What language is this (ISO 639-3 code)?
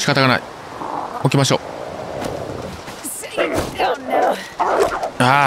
jpn